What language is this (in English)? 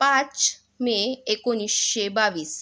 Marathi